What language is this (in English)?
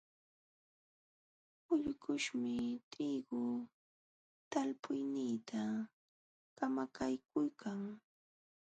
Jauja Wanca Quechua